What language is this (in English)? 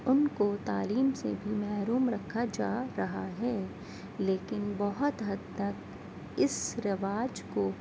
Urdu